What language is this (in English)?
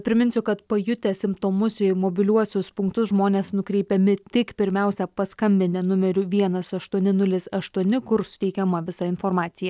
Lithuanian